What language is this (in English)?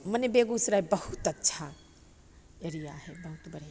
Maithili